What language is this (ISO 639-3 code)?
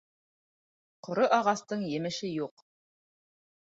bak